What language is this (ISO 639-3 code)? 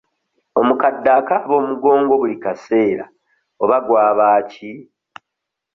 lug